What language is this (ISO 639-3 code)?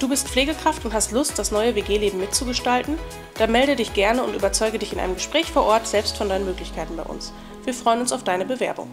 deu